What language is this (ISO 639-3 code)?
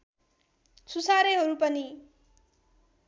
nep